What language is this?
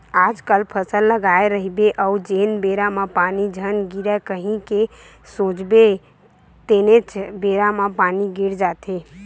Chhattisgarhi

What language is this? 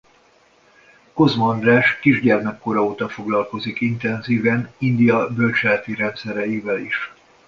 Hungarian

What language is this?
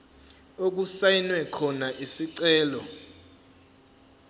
Zulu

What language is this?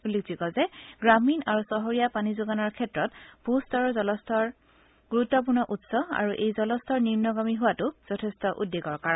Assamese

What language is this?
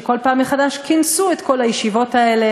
Hebrew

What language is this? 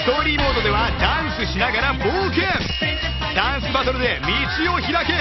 Japanese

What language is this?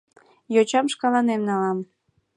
Mari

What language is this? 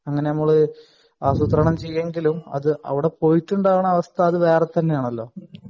Malayalam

